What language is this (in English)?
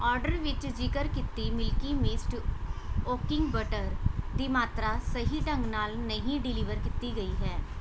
Punjabi